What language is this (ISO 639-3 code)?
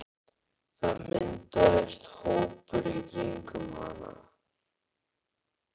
isl